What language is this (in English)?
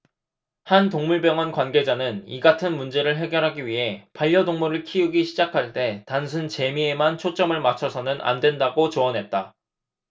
Korean